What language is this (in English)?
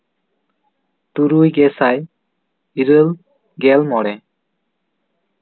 Santali